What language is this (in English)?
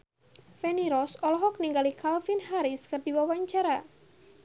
Sundanese